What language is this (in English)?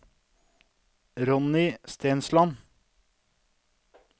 Norwegian